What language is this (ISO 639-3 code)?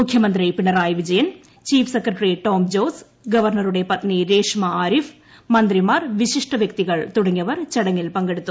mal